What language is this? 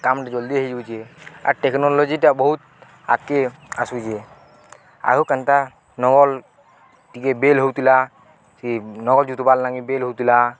Odia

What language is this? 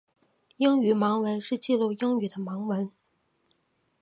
Chinese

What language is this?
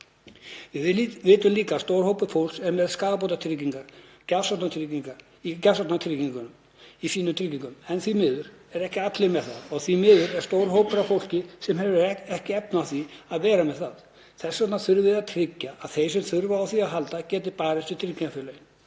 Icelandic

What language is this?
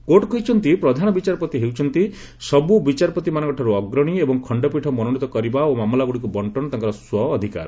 Odia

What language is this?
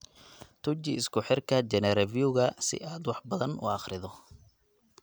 Somali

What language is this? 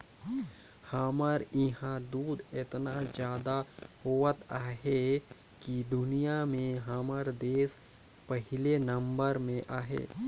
Chhattisgarhi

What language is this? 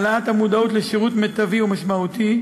Hebrew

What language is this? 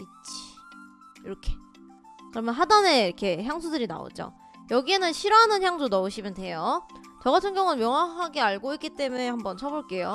Korean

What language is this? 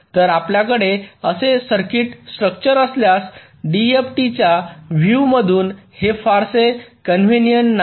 Marathi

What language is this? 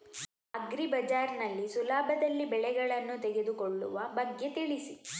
Kannada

